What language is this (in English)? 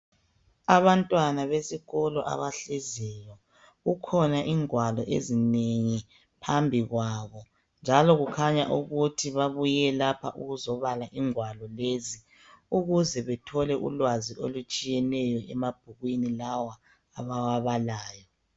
North Ndebele